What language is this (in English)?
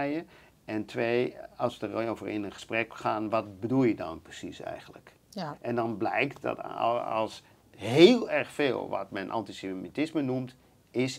Dutch